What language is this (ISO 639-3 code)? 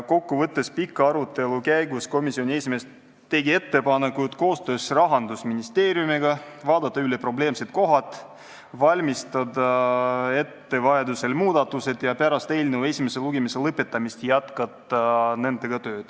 est